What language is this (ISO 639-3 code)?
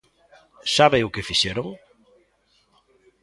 glg